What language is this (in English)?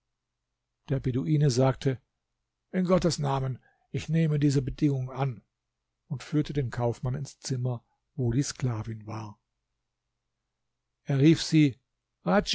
German